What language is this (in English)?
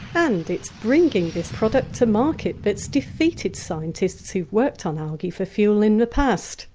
English